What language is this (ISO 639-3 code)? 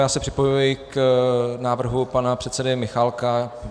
ces